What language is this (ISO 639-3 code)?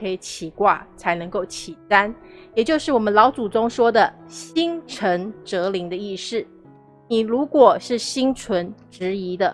zho